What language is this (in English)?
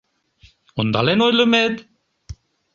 Mari